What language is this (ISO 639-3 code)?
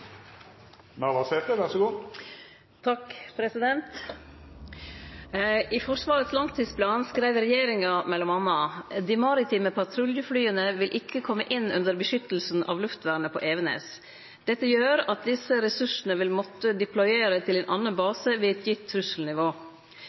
nno